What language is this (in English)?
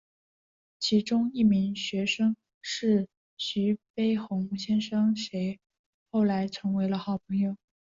Chinese